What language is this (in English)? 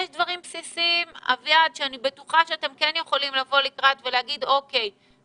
Hebrew